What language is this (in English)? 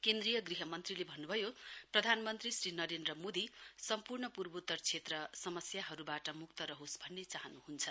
Nepali